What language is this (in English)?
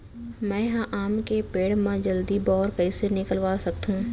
Chhattisgarhi